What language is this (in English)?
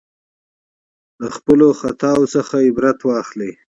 Pashto